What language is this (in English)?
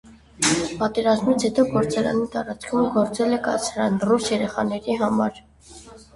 Armenian